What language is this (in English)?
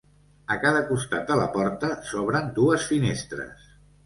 Catalan